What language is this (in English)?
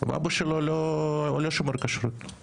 Hebrew